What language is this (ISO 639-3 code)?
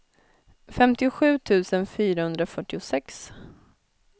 swe